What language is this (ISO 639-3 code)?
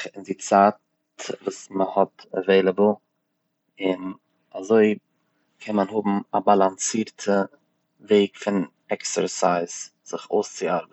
yid